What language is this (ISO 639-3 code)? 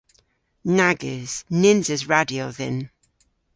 cor